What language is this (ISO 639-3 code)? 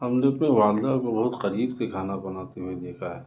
urd